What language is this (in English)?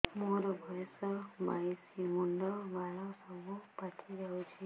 Odia